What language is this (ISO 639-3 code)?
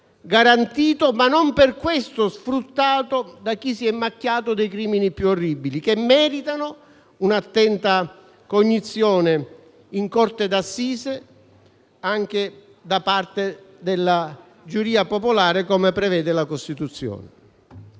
ita